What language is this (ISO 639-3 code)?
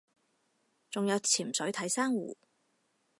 yue